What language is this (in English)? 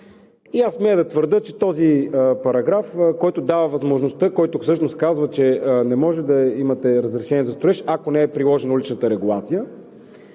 Bulgarian